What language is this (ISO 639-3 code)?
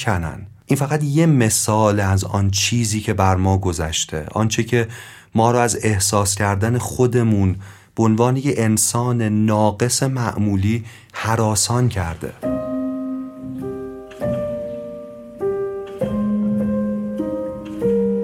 fas